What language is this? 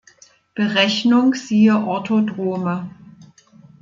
German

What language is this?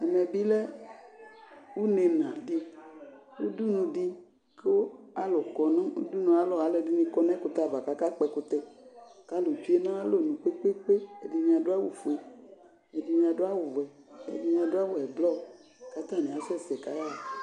Ikposo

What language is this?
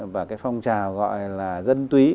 Vietnamese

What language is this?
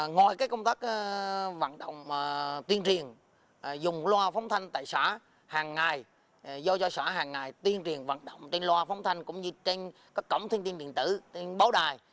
Vietnamese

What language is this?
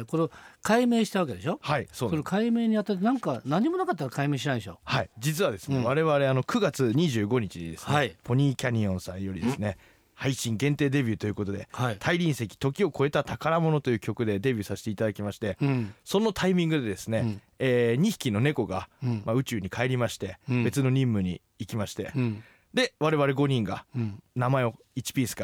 Japanese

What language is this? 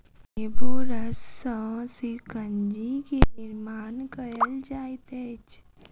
Maithili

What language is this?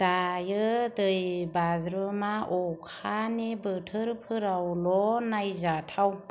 Bodo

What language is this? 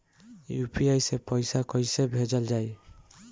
Bhojpuri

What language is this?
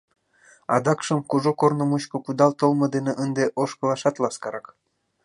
Mari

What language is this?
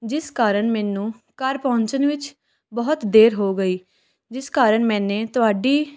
Punjabi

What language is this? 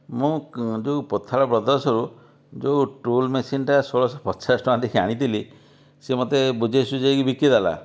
Odia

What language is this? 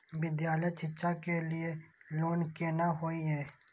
Maithili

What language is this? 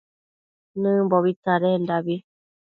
Matsés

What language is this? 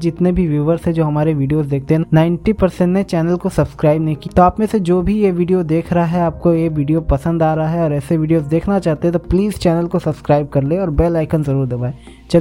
Hindi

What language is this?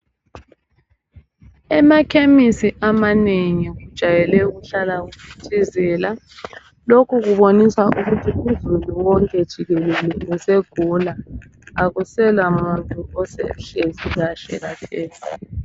North Ndebele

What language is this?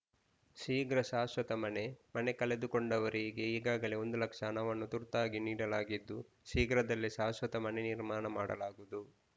Kannada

